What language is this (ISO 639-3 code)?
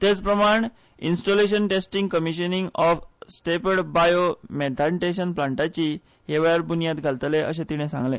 kok